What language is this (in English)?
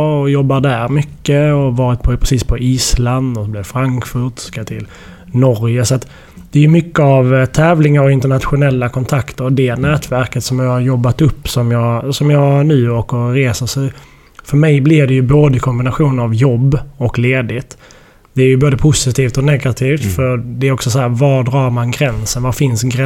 Swedish